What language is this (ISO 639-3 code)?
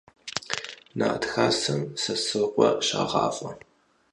kbd